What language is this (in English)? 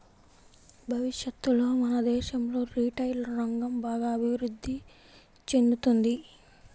Telugu